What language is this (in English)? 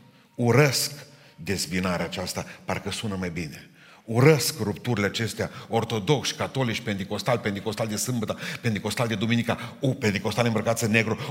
Romanian